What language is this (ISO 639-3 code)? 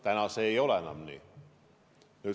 est